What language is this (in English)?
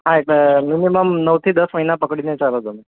Gujarati